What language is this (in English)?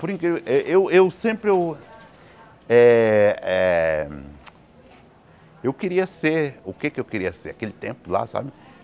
Portuguese